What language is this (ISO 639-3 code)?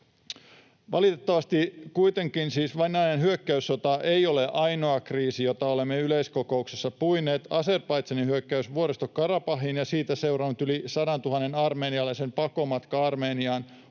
fin